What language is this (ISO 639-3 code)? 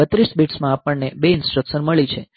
guj